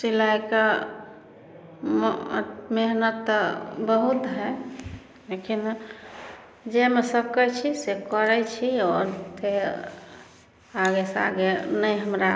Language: Maithili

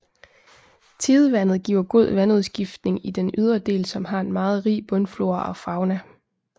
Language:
Danish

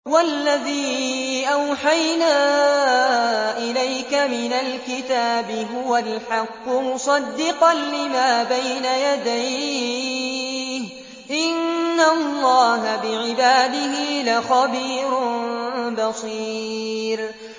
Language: Arabic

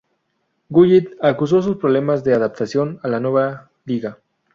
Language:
Spanish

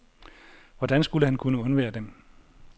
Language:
Danish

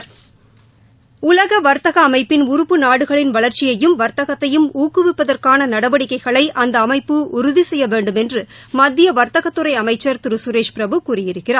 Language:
Tamil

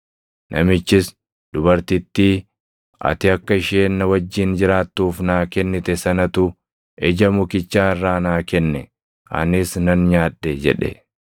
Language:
Oromo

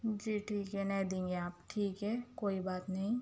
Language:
Urdu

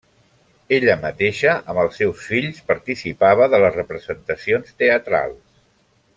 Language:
Catalan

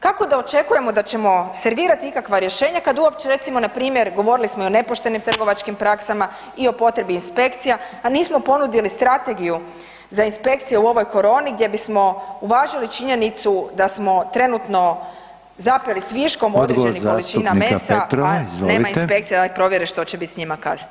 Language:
Croatian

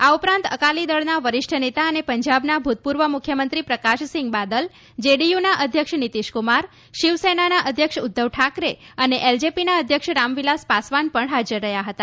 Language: Gujarati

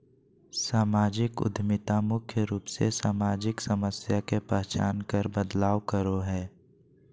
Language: Magahi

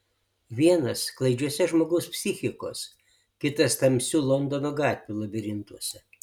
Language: Lithuanian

